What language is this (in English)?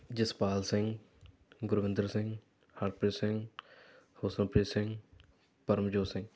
Punjabi